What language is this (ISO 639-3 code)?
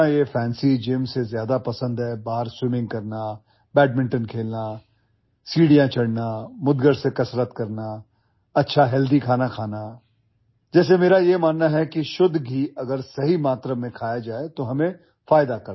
ori